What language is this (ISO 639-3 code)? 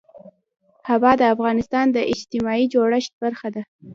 pus